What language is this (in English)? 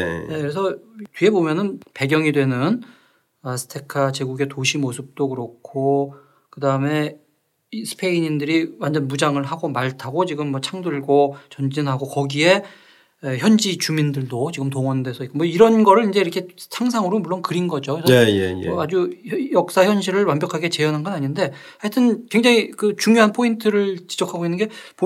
Korean